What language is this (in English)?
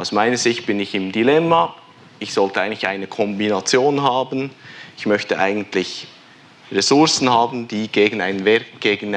German